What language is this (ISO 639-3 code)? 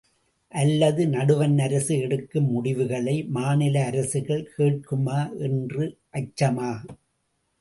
tam